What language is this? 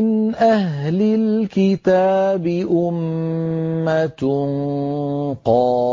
Arabic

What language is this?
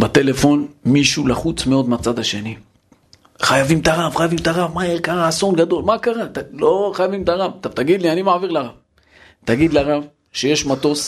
Hebrew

